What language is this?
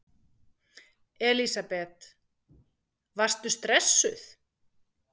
Icelandic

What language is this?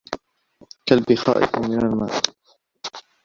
Arabic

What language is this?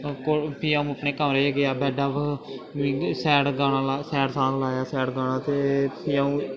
Dogri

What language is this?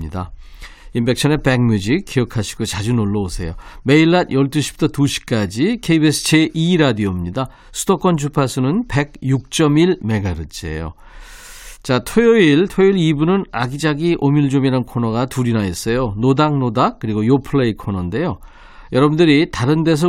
Korean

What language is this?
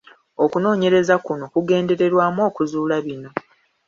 Ganda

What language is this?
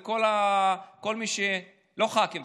Hebrew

